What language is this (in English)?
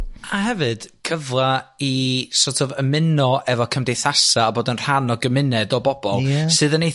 Welsh